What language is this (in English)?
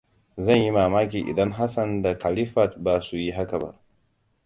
Hausa